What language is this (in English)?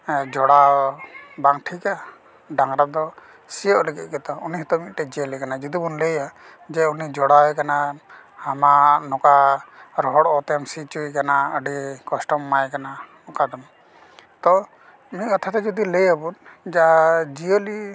Santali